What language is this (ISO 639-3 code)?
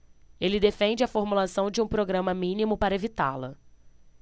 por